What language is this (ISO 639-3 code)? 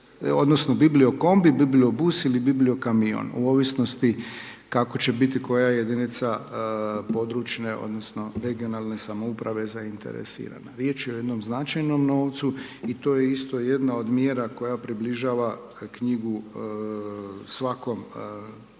hrv